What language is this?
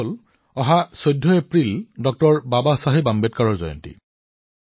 Assamese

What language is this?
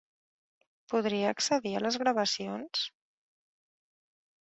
Catalan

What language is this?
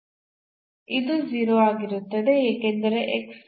Kannada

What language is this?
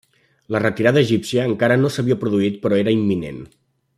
Catalan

